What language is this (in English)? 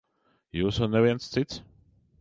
Latvian